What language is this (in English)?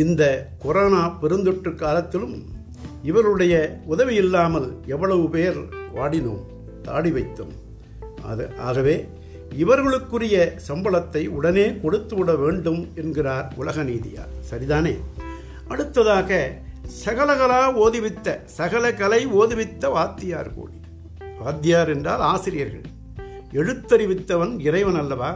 Tamil